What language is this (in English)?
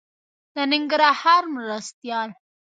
Pashto